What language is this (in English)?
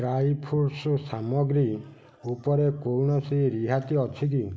Odia